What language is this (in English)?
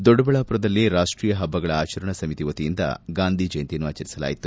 Kannada